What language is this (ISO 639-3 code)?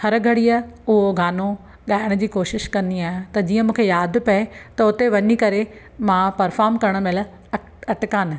snd